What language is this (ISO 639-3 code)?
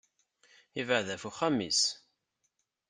kab